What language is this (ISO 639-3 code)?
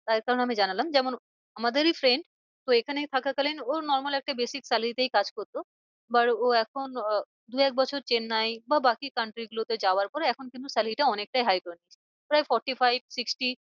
ben